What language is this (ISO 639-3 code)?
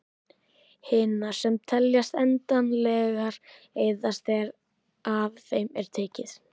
isl